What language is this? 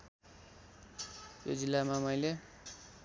Nepali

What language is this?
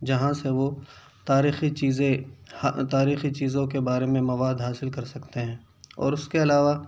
Urdu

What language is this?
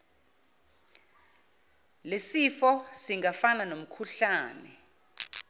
Zulu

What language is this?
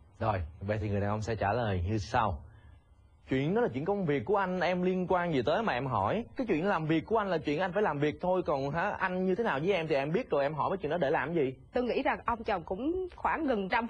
Vietnamese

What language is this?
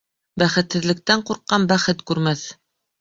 Bashkir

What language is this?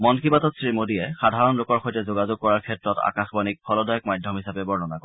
Assamese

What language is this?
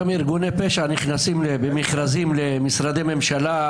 Hebrew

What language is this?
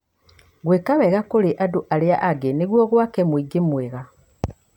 Kikuyu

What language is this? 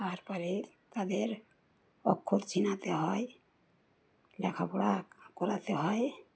Bangla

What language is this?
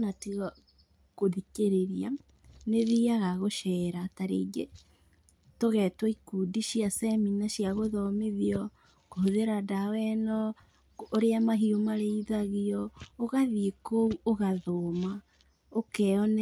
Kikuyu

